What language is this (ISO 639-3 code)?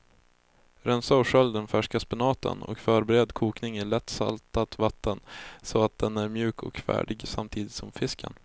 swe